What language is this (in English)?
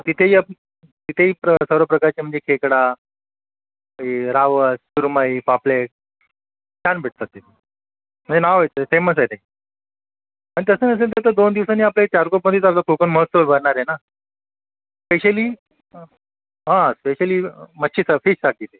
Marathi